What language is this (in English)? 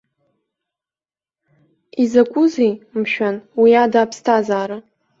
Abkhazian